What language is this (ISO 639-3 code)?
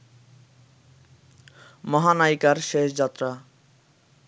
ben